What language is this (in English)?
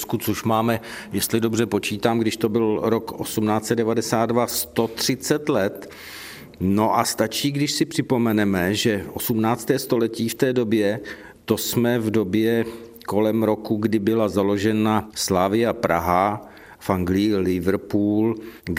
Czech